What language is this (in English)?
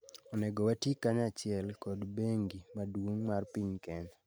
Luo (Kenya and Tanzania)